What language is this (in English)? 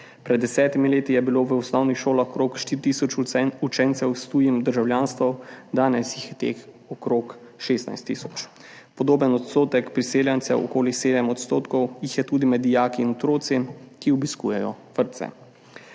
Slovenian